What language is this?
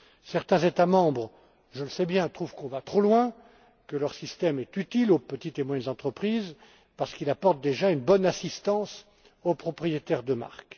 French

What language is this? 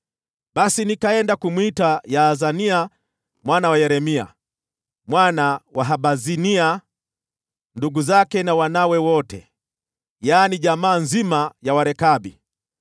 Swahili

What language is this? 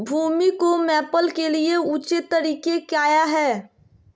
Magahi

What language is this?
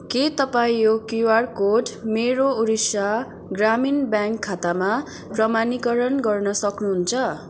Nepali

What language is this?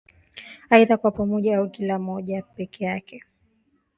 Swahili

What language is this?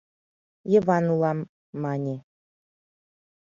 Mari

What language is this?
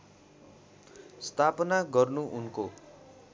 Nepali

